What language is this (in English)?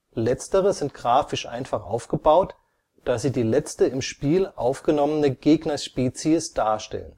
German